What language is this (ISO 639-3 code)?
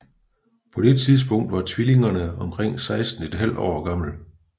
dan